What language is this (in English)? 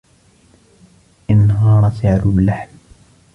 Arabic